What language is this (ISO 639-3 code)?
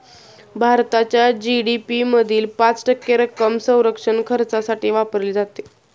mar